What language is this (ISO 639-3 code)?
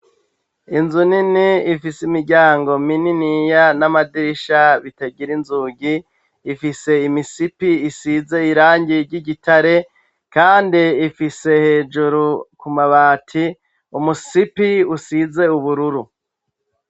run